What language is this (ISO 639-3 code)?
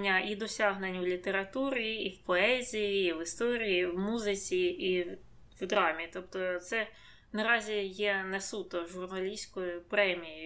ukr